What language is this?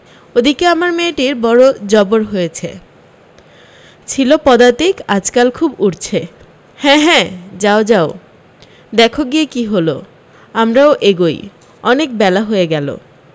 Bangla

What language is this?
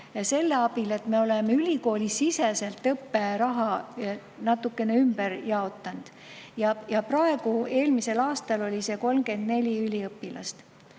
Estonian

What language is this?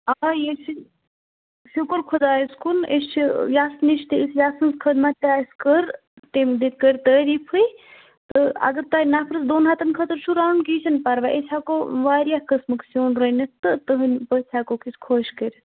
Kashmiri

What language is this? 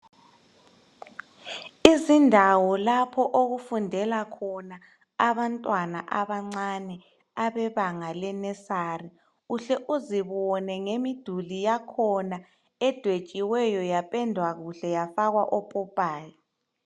North Ndebele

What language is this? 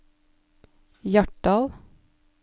Norwegian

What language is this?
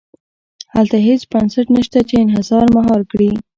Pashto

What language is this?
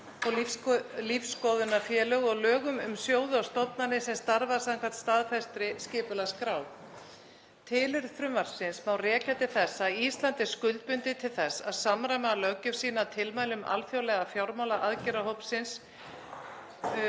Icelandic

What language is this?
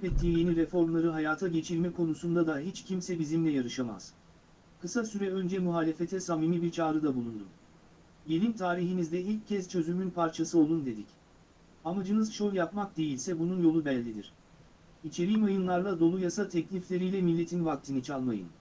Turkish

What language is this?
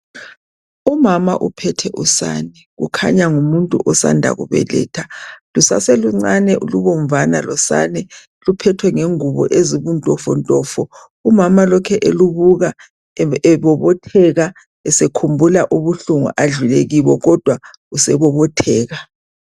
North Ndebele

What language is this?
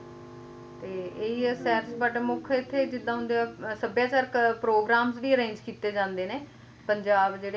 Punjabi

